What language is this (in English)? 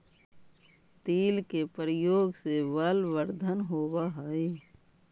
Magahi